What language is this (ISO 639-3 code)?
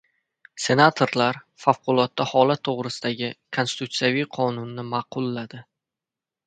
uzb